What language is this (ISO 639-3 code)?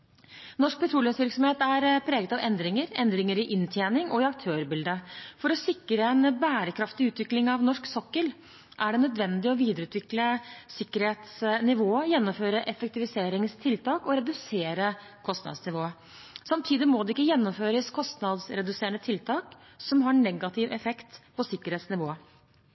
nob